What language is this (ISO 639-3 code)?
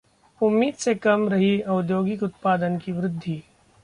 hin